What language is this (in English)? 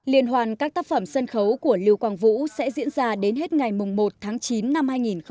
Vietnamese